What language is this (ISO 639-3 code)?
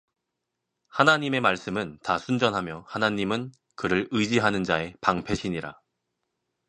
kor